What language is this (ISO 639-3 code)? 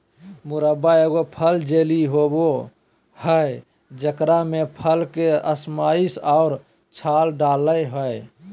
mag